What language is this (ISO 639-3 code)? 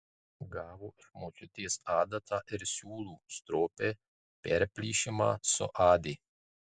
lit